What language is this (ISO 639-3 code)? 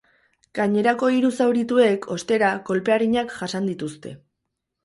eus